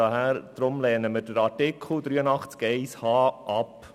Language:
Swiss German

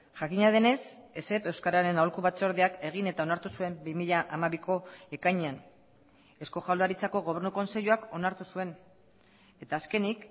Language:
Basque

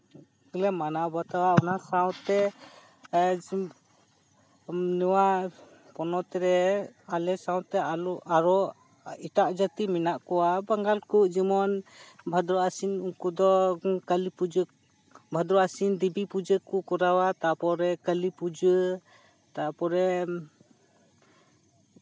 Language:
Santali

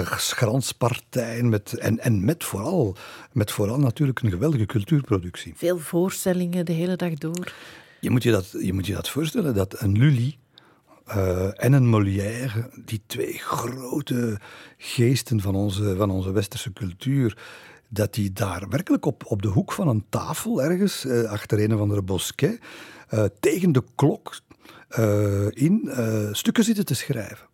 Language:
Dutch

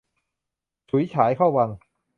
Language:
Thai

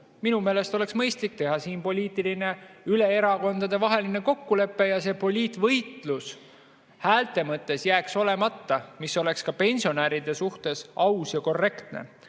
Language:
Estonian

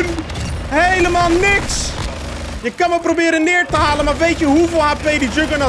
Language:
Dutch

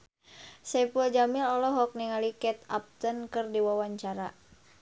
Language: Sundanese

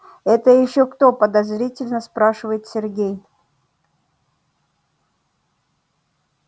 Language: Russian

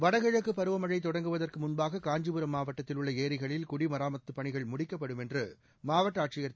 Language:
Tamil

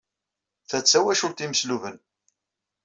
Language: Kabyle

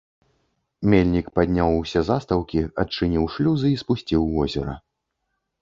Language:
Belarusian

